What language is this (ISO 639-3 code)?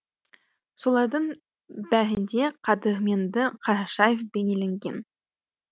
kaz